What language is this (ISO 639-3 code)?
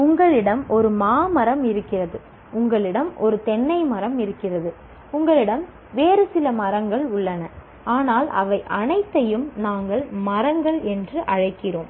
tam